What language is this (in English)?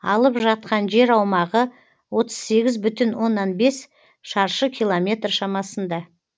Kazakh